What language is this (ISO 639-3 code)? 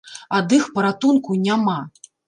bel